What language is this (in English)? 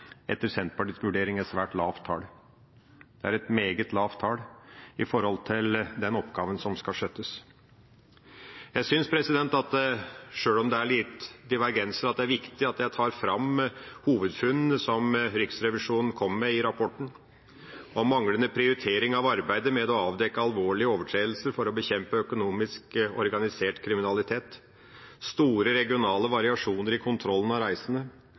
Norwegian Bokmål